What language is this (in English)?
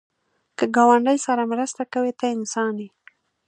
Pashto